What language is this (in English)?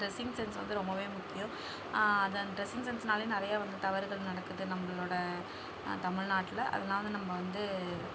Tamil